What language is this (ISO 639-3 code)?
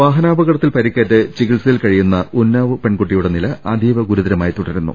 mal